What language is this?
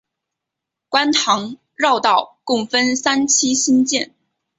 Chinese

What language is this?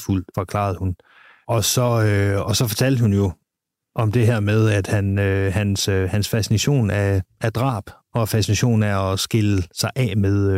Danish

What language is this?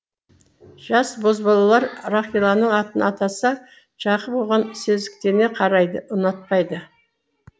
Kazakh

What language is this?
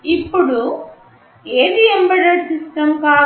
Telugu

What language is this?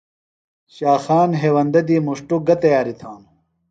Phalura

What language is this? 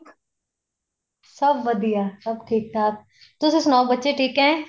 Punjabi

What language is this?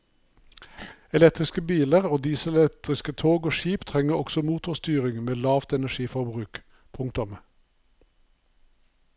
Norwegian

